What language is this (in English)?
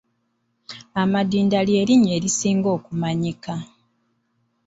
Ganda